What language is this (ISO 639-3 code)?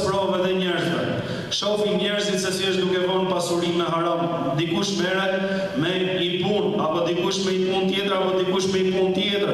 ron